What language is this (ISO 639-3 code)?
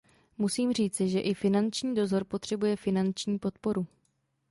ces